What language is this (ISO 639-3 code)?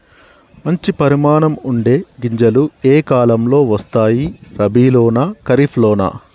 tel